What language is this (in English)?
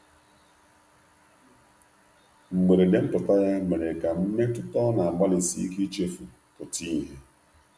Igbo